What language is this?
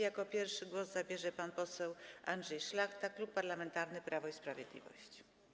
Polish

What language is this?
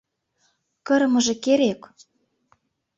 Mari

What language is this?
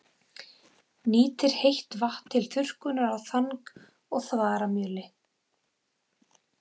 Icelandic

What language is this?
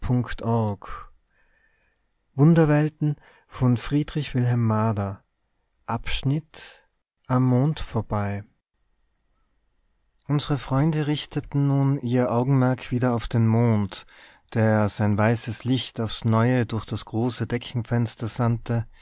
German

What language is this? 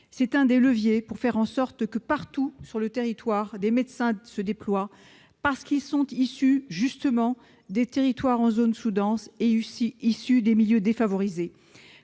French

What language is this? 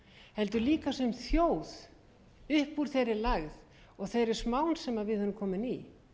Icelandic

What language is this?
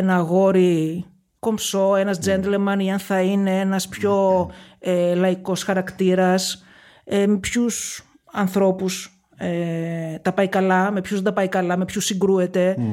Greek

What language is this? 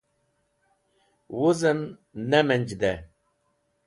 Wakhi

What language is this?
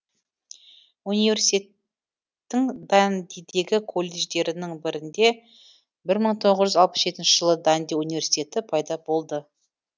Kazakh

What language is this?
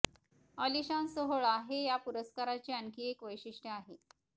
Marathi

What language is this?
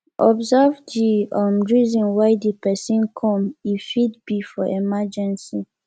Nigerian Pidgin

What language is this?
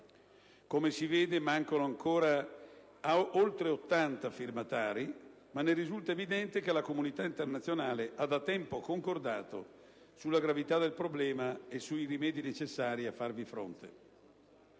Italian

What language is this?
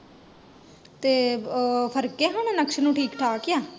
Punjabi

